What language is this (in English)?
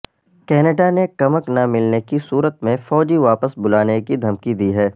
Urdu